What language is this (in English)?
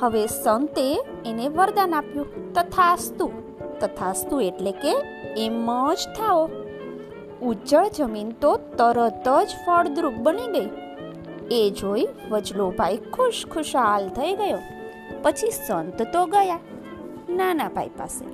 Gujarati